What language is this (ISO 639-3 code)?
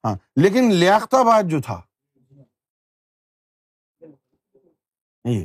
urd